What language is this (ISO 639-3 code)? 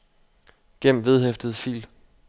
dan